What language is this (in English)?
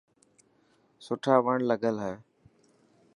Dhatki